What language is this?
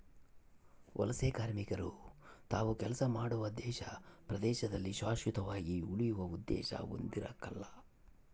Kannada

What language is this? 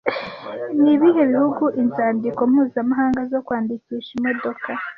Kinyarwanda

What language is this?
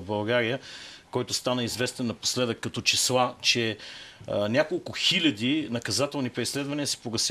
Bulgarian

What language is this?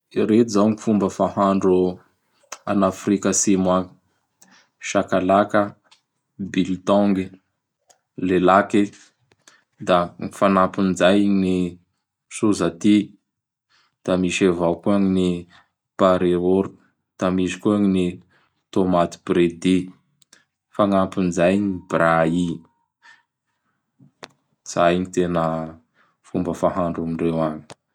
Bara Malagasy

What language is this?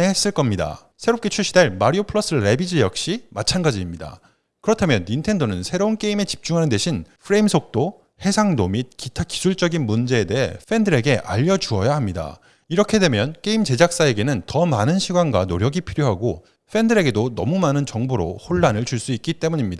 Korean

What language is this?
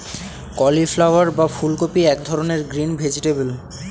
Bangla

